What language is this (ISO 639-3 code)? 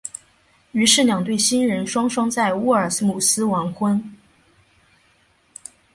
zho